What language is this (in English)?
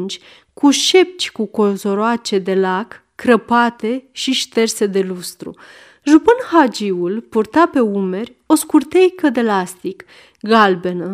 Romanian